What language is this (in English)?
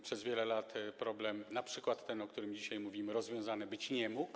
Polish